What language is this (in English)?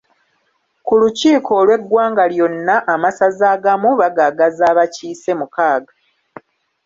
Ganda